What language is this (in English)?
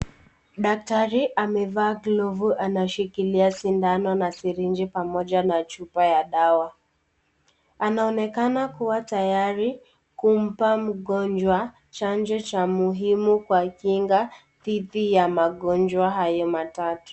Swahili